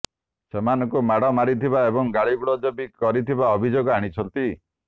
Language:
Odia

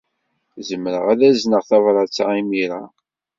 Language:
Kabyle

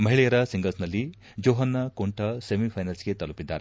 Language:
Kannada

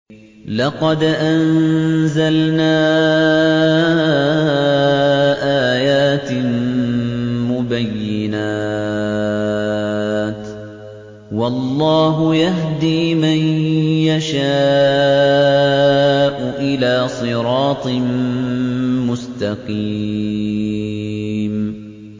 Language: Arabic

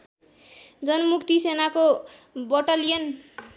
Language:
Nepali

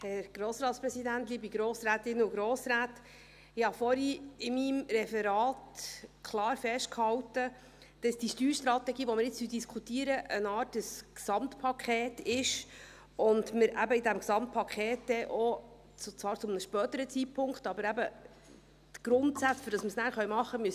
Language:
Swiss German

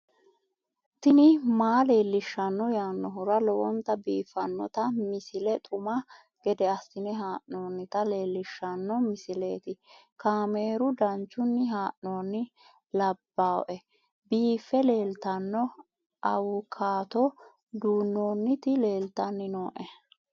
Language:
Sidamo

